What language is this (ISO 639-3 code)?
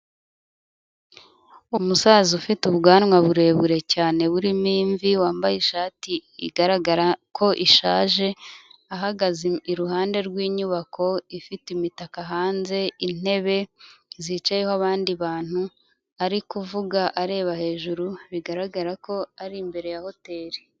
kin